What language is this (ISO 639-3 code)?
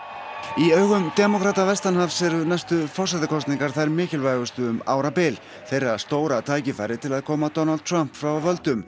isl